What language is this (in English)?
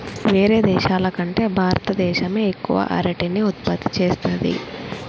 Telugu